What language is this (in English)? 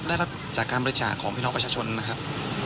Thai